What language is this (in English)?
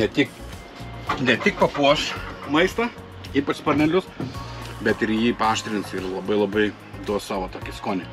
Lithuanian